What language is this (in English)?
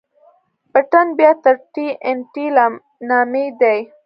Pashto